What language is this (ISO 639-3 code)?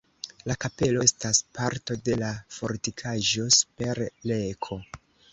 epo